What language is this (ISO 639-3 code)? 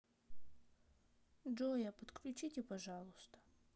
rus